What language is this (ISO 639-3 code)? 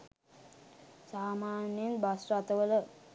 sin